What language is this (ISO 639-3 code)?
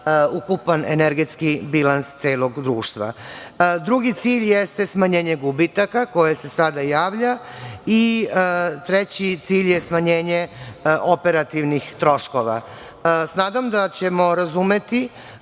srp